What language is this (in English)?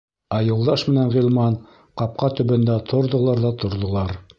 Bashkir